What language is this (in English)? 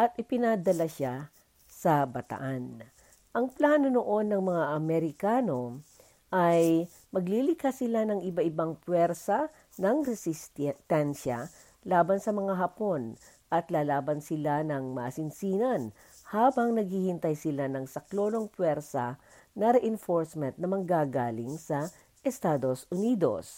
Filipino